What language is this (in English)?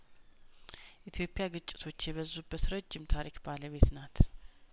Amharic